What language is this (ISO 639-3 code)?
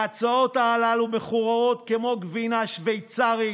heb